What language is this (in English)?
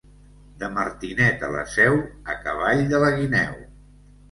Catalan